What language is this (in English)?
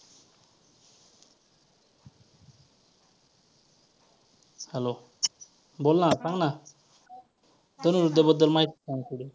Marathi